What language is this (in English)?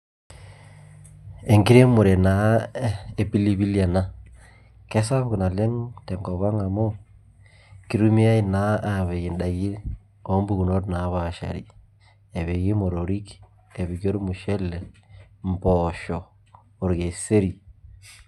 Masai